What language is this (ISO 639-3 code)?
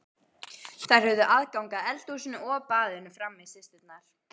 isl